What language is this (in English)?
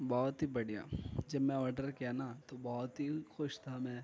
Urdu